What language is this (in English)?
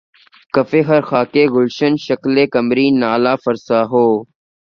Urdu